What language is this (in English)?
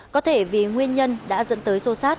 Vietnamese